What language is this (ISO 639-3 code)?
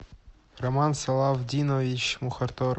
rus